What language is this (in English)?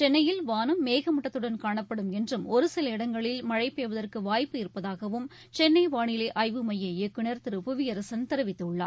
Tamil